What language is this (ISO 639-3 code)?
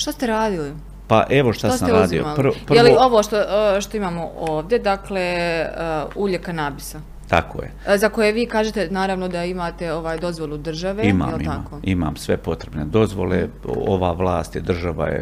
hrv